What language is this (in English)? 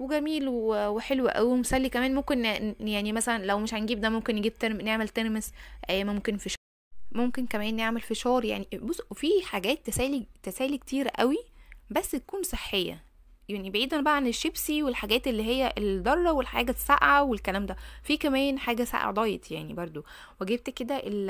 Arabic